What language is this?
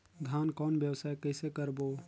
Chhattisgarhi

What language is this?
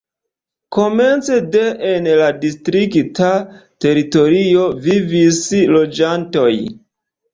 Esperanto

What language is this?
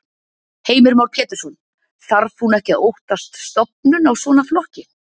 Icelandic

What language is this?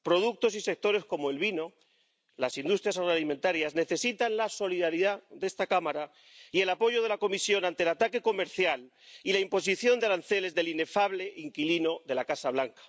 Spanish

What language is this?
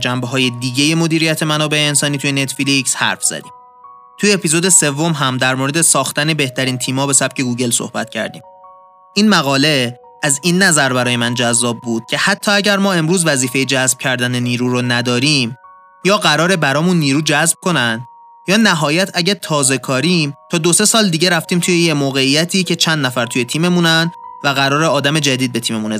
Persian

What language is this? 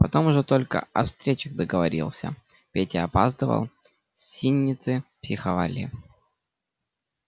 Russian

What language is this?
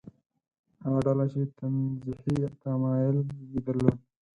Pashto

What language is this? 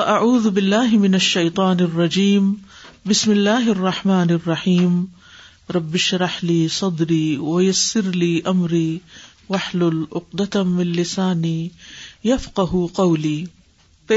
Urdu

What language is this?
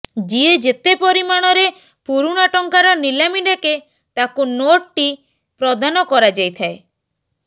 Odia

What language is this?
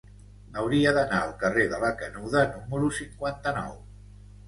Catalan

